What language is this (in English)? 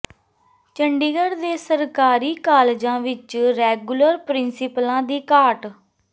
Punjabi